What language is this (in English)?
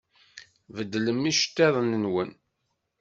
Kabyle